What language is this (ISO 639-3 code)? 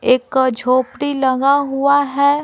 hin